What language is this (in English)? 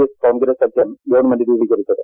Malayalam